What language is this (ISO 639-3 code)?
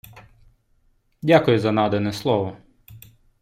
ukr